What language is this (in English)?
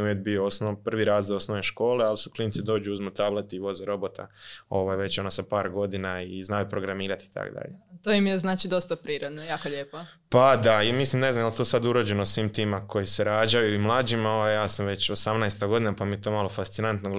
Croatian